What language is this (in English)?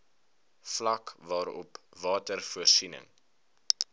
Afrikaans